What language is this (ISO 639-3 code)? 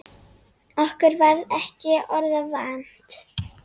isl